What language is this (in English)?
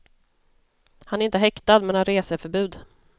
Swedish